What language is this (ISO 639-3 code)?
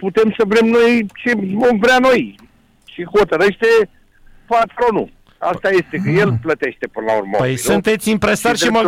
ron